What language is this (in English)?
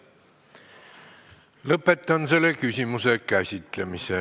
Estonian